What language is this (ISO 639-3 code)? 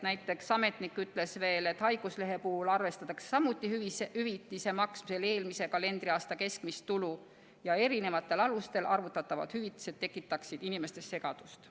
est